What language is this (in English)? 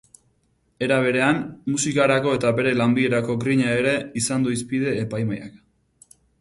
Basque